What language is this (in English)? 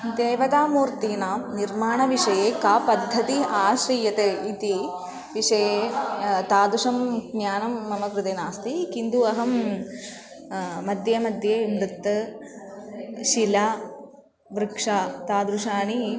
Sanskrit